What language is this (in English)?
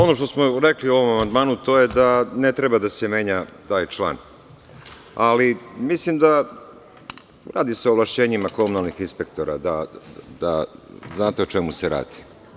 Serbian